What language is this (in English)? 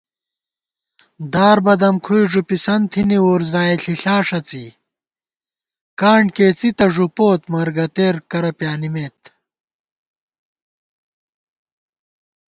Gawar-Bati